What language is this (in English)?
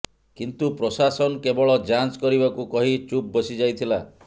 Odia